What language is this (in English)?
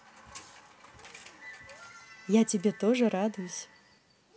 Russian